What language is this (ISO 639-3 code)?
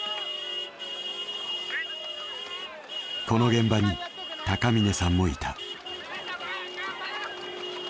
jpn